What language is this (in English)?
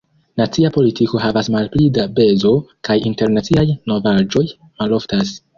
Esperanto